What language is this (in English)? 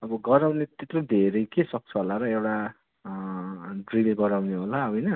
Nepali